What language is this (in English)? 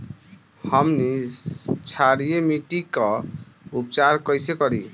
Bhojpuri